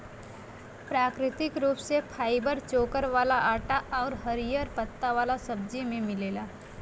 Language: Bhojpuri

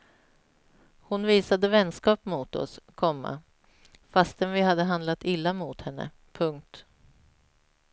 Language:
Swedish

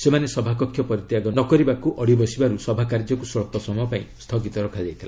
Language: Odia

